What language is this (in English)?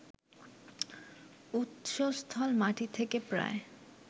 Bangla